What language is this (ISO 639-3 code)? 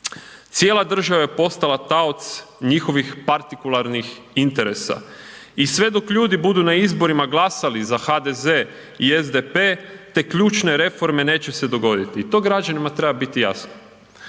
hrv